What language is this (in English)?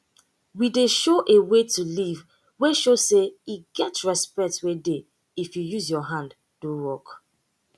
Nigerian Pidgin